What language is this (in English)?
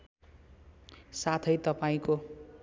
Nepali